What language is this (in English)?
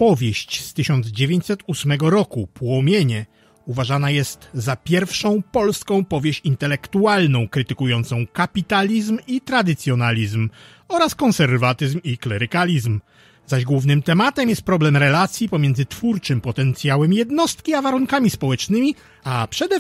Polish